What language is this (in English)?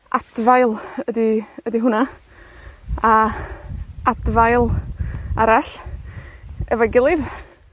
Welsh